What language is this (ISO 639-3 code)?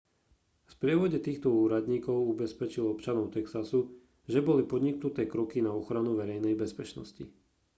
slk